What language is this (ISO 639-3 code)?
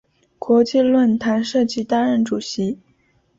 zho